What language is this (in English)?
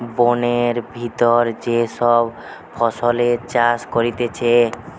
Bangla